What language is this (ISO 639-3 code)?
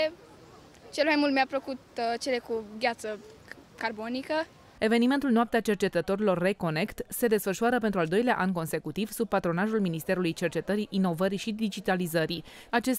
ron